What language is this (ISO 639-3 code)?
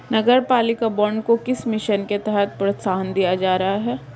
hin